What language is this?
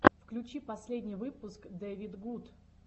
Russian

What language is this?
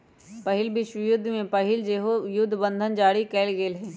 Magahi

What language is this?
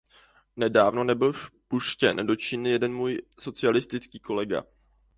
Czech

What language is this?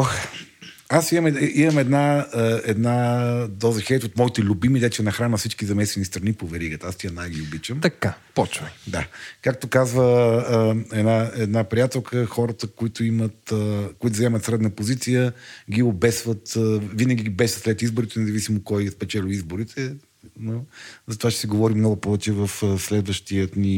Bulgarian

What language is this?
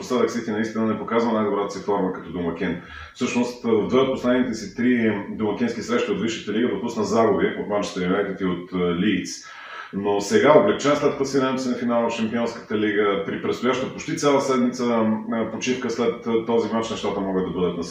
Bulgarian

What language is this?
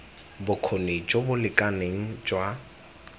Tswana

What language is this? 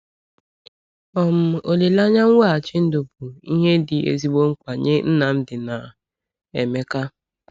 Igbo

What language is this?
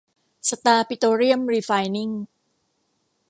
Thai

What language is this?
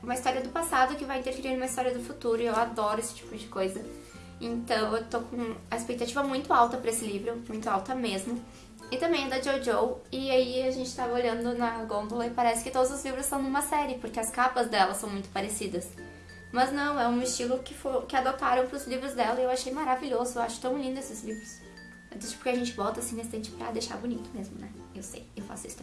Portuguese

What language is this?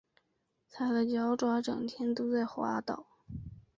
Chinese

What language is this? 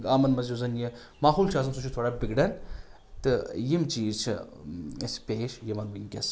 Kashmiri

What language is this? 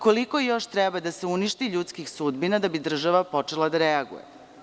Serbian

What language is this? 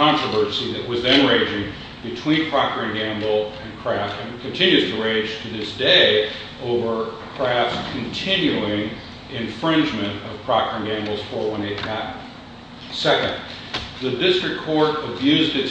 English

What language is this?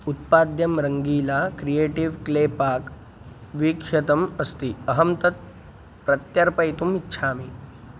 Sanskrit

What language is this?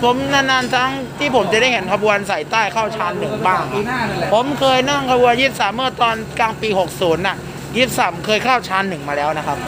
Thai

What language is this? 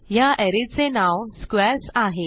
Marathi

